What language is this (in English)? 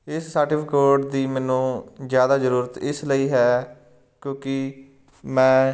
Punjabi